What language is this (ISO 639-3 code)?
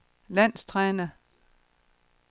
dan